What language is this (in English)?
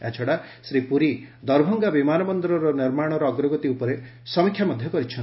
Odia